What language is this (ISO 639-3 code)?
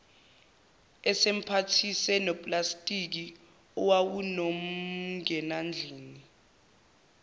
zul